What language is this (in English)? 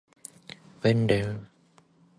Japanese